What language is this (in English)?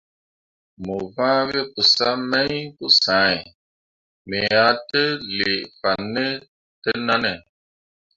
Mundang